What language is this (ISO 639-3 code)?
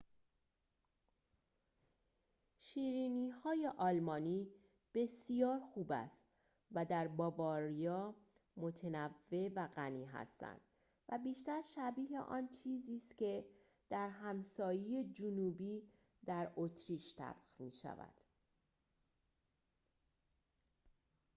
fas